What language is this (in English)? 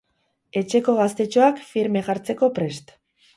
Basque